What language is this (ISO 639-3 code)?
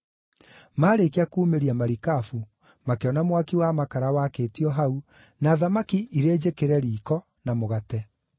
kik